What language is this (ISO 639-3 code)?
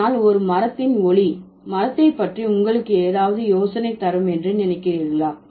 tam